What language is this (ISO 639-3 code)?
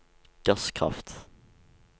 nor